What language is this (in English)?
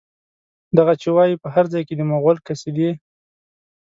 Pashto